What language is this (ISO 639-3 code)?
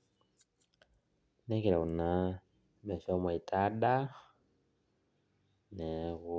mas